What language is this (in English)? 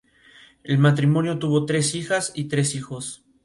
Spanish